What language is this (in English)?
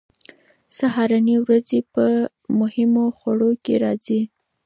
Pashto